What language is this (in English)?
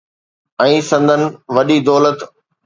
Sindhi